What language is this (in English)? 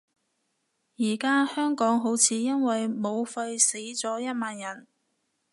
Cantonese